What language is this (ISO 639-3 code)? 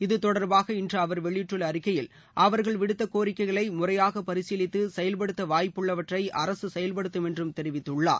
tam